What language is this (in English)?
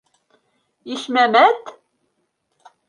Bashkir